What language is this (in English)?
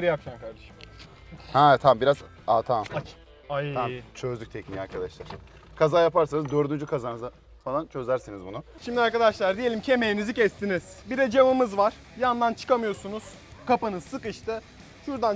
Turkish